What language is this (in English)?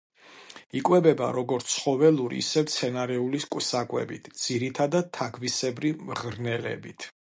Georgian